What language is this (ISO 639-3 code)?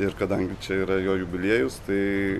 lit